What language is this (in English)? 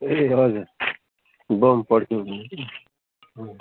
Nepali